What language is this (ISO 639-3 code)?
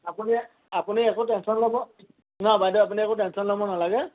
asm